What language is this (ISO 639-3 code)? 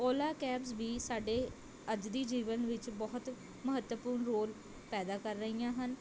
pan